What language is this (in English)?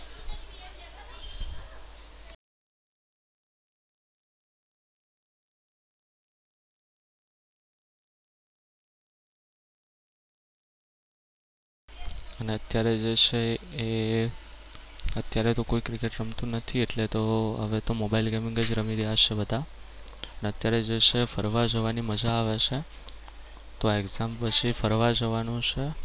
Gujarati